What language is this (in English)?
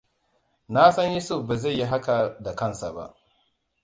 Hausa